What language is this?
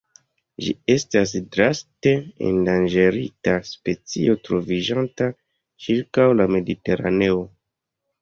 Esperanto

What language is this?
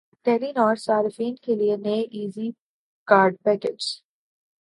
Urdu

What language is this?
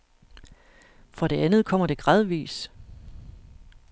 Danish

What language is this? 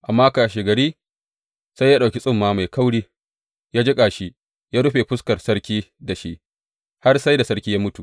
Hausa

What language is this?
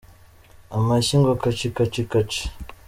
Kinyarwanda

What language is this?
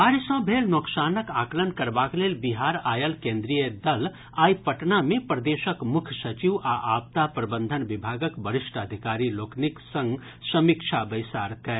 Maithili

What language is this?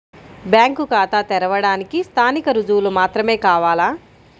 Telugu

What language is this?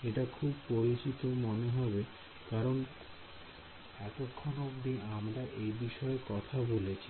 Bangla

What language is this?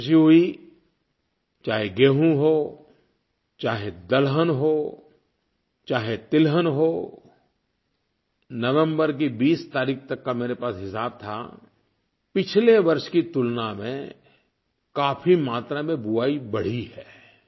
Hindi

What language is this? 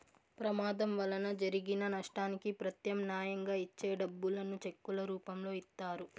Telugu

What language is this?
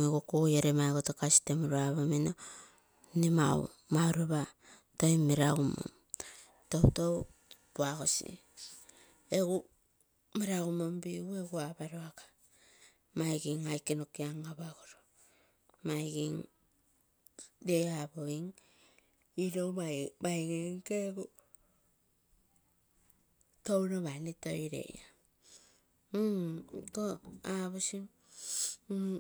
Terei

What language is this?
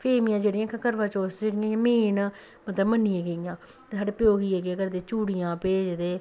Dogri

